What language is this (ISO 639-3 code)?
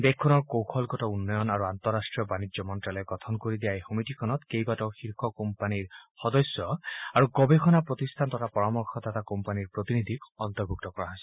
asm